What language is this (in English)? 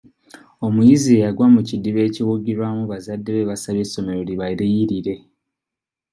Ganda